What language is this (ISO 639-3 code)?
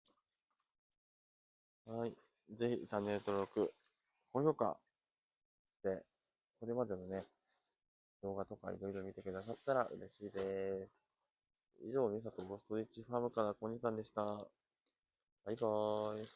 jpn